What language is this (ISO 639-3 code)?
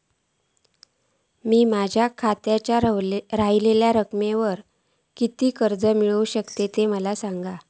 mar